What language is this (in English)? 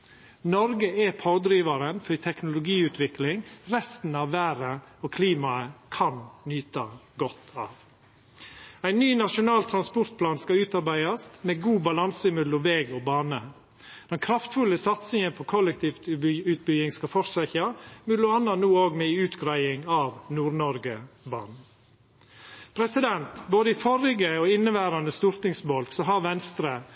Norwegian Nynorsk